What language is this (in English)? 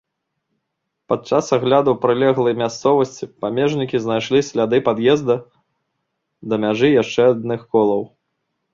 Belarusian